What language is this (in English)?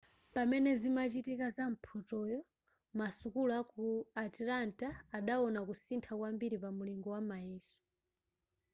Nyanja